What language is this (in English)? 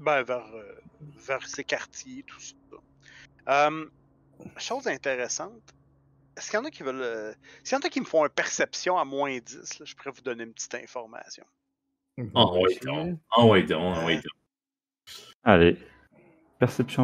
French